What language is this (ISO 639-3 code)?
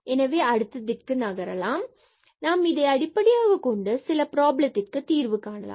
tam